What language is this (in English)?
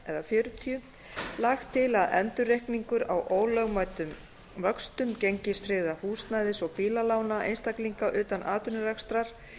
Icelandic